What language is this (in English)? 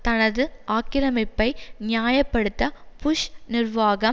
Tamil